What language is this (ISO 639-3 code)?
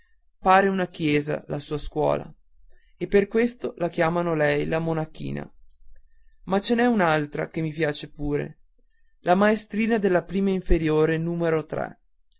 ita